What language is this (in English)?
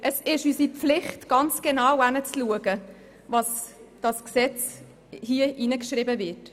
Swiss German